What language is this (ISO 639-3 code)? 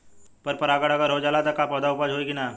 bho